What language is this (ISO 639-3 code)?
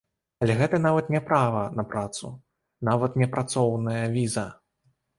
bel